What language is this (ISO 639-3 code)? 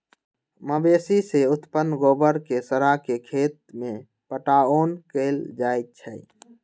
mag